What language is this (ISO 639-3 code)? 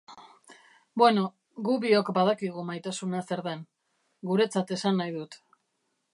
eus